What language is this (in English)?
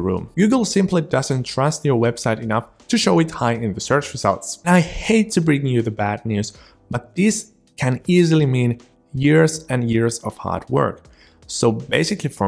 English